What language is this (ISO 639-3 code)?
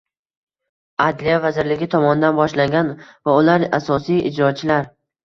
uzb